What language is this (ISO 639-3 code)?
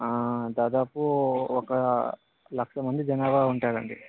tel